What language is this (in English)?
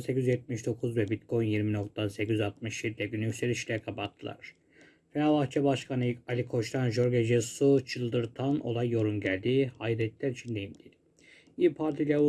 Turkish